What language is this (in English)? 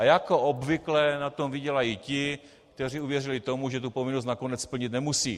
Czech